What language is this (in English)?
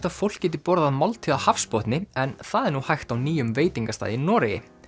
Icelandic